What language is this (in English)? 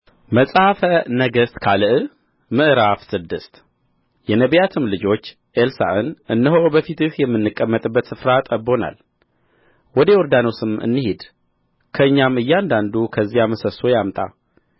Amharic